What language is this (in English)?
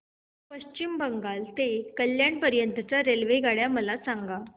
Marathi